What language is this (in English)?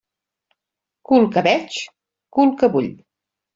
Catalan